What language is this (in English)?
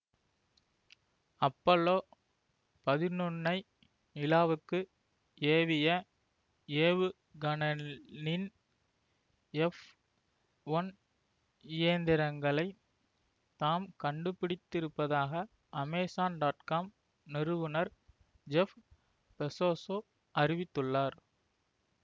Tamil